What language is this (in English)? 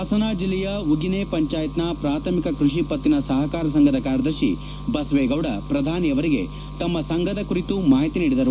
Kannada